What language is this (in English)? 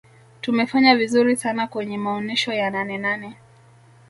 Swahili